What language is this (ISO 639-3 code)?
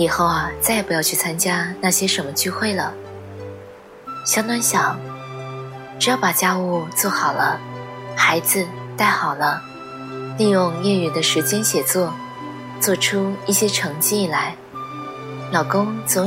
zho